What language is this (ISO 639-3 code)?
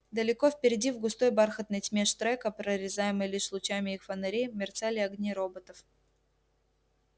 rus